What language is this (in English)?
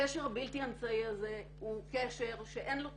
Hebrew